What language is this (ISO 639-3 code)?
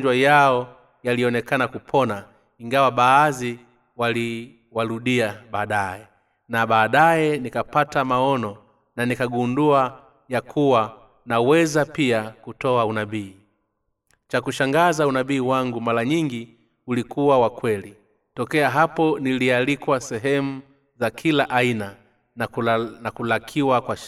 swa